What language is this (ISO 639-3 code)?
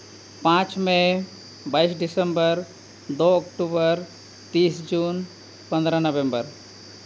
sat